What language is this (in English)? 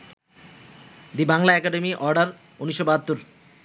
Bangla